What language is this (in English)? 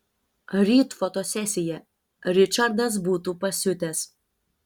Lithuanian